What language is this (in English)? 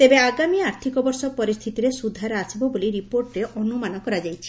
Odia